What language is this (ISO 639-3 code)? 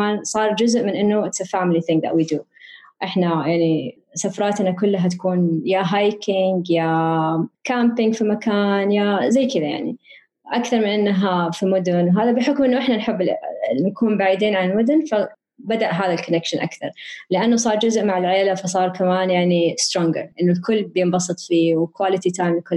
ara